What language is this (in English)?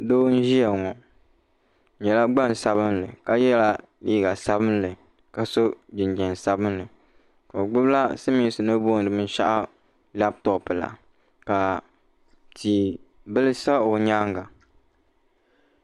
Dagbani